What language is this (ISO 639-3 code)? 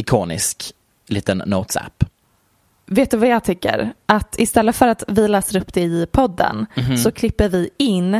swe